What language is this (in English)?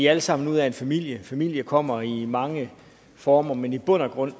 Danish